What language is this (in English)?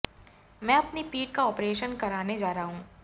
Hindi